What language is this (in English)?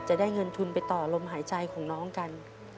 Thai